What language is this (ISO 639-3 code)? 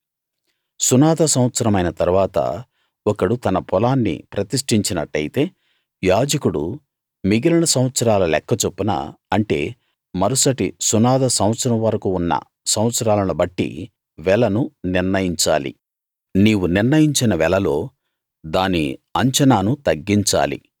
tel